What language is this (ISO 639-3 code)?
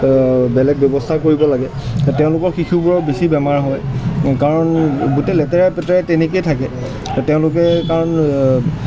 asm